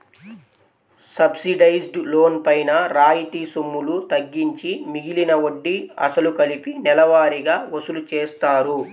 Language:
Telugu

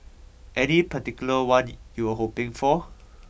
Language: English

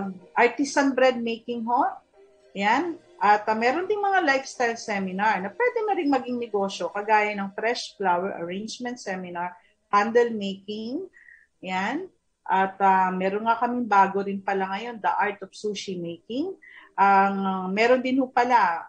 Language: Filipino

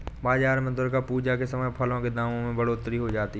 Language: Hindi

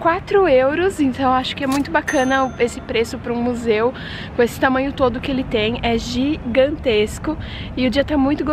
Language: Portuguese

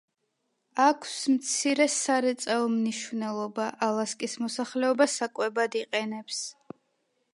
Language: Georgian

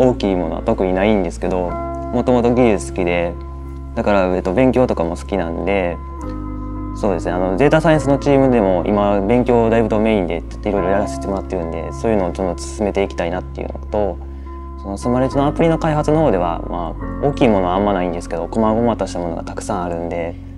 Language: Japanese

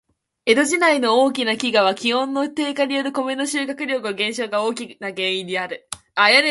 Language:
Japanese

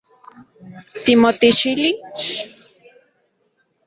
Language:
Central Puebla Nahuatl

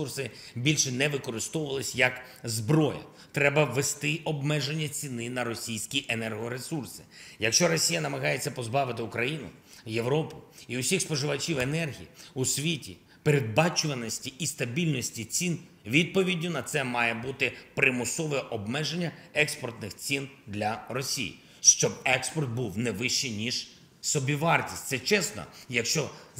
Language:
Ukrainian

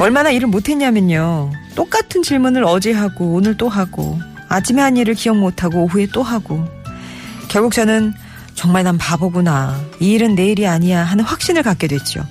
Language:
Korean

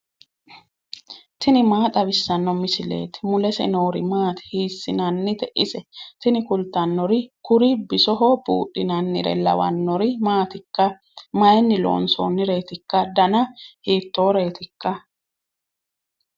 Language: Sidamo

